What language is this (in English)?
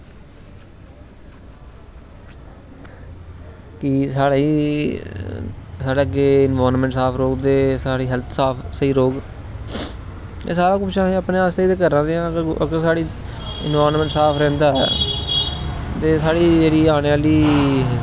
Dogri